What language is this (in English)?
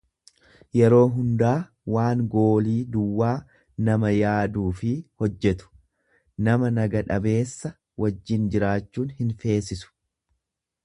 Oromo